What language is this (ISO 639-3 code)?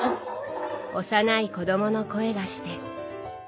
jpn